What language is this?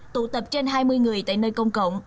Vietnamese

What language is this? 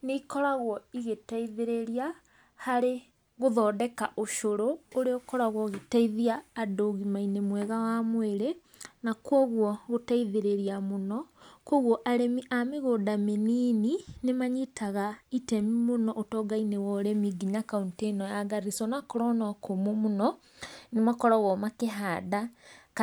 Kikuyu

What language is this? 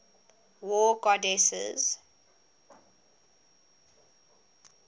English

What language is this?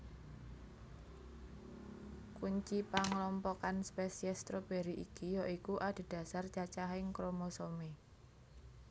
Javanese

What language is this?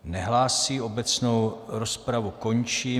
Czech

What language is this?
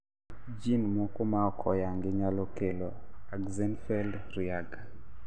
Luo (Kenya and Tanzania)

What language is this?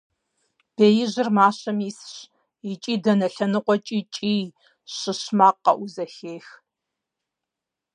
Kabardian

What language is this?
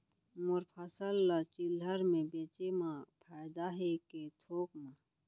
Chhattisgarhi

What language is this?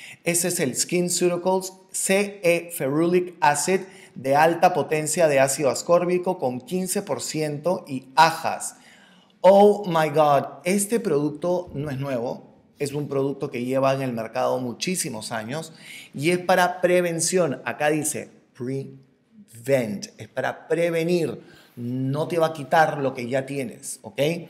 Spanish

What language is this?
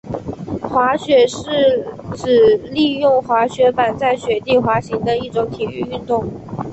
Chinese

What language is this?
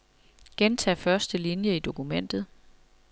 Danish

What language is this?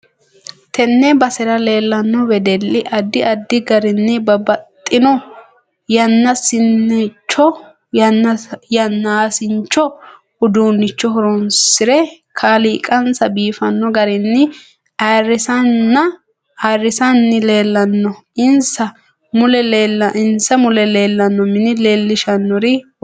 Sidamo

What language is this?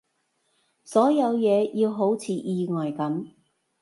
Cantonese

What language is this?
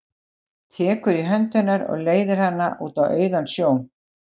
Icelandic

